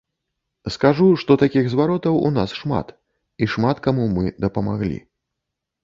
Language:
Belarusian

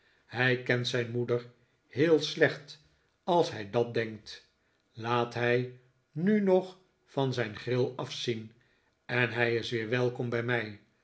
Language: Dutch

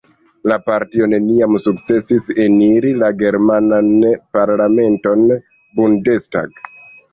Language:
Esperanto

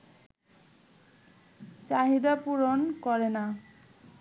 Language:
Bangla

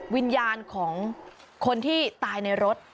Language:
Thai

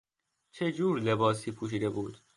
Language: Persian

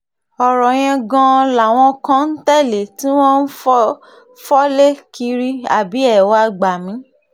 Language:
Yoruba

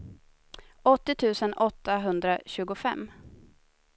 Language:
Swedish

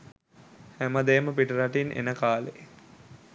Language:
Sinhala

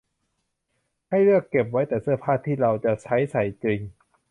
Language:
Thai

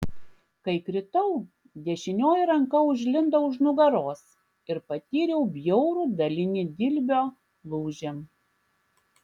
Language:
Lithuanian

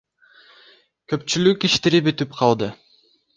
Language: Kyrgyz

